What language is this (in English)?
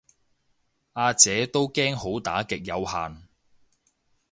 Cantonese